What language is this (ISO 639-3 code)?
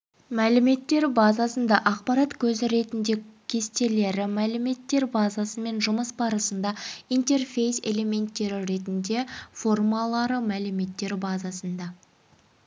kaz